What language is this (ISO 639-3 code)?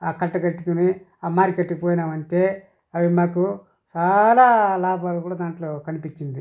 tel